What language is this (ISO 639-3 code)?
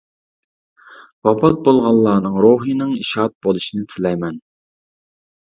uig